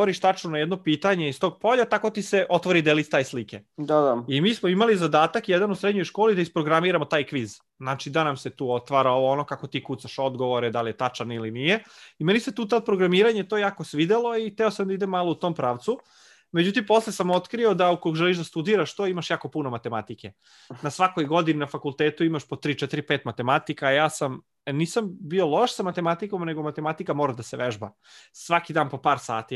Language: Croatian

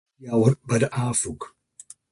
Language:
Western Frisian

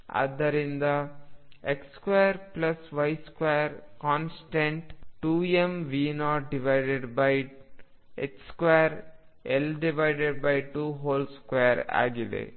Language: Kannada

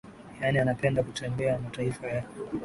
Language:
Swahili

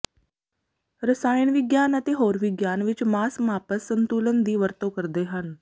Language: Punjabi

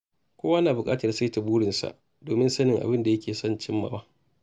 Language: Hausa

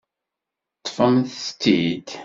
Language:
Kabyle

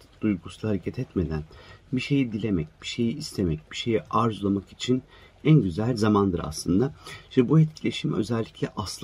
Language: Turkish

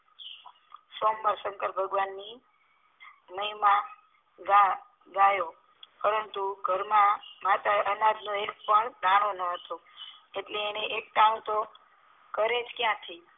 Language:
Gujarati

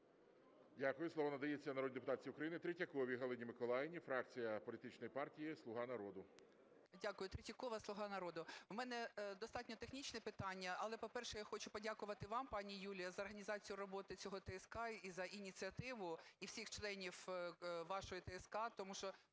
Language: Ukrainian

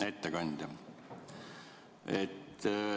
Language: Estonian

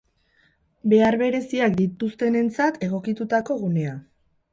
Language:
Basque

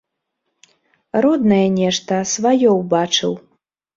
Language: Belarusian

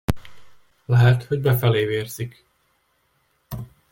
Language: Hungarian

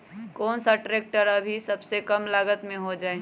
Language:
Magahi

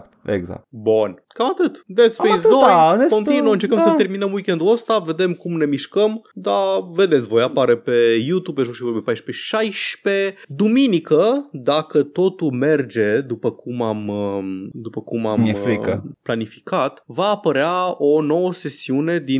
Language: Romanian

